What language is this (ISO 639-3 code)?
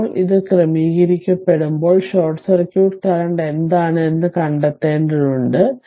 mal